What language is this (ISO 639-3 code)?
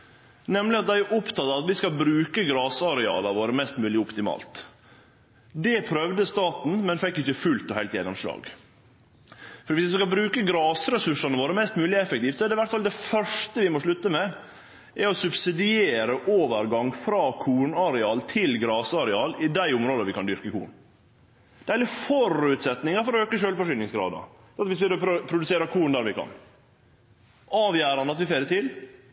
nno